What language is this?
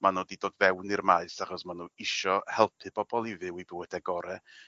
Welsh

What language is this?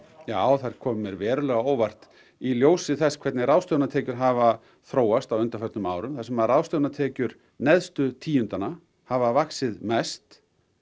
Icelandic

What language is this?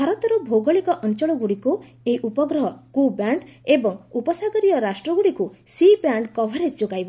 Odia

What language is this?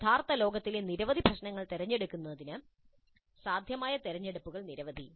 Malayalam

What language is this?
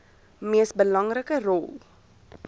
Afrikaans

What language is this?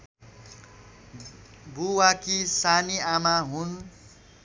Nepali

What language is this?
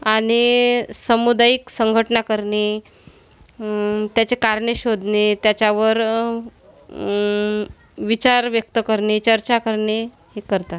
Marathi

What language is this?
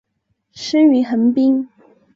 Chinese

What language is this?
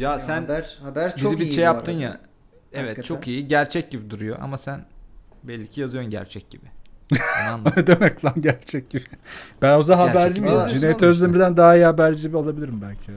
Turkish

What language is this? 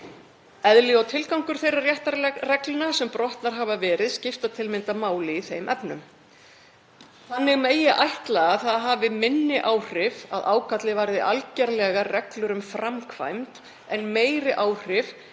Icelandic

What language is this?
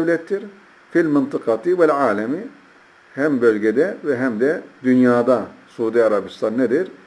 Turkish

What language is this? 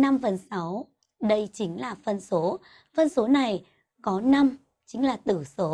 Vietnamese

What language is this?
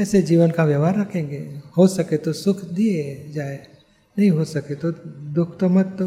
Hindi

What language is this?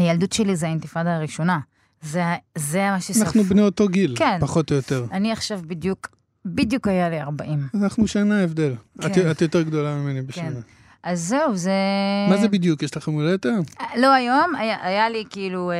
Hebrew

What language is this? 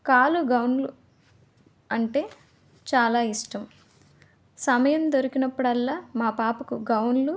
Telugu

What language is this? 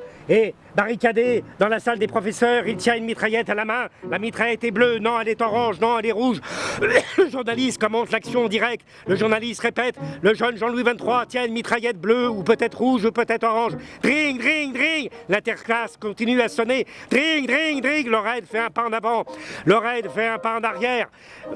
French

